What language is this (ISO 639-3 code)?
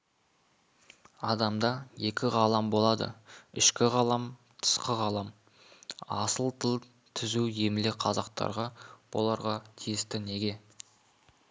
kaz